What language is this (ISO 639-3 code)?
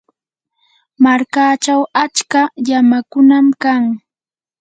qur